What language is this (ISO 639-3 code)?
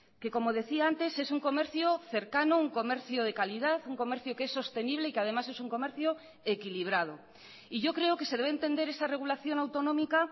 spa